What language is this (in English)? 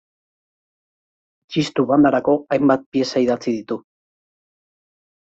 Basque